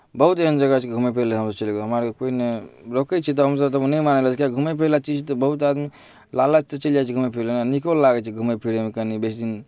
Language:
Maithili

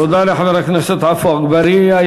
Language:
Hebrew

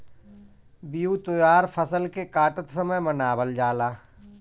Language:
Bhojpuri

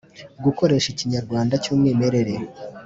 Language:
Kinyarwanda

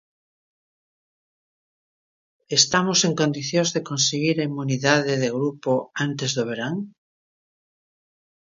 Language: Galician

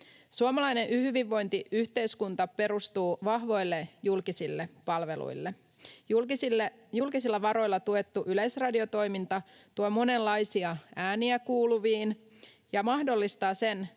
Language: Finnish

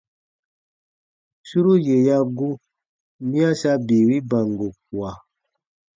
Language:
Baatonum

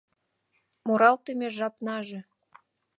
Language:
Mari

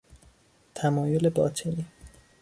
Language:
Persian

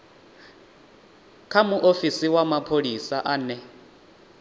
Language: Venda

